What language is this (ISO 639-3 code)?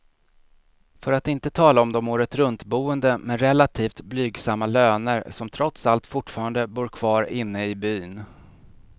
swe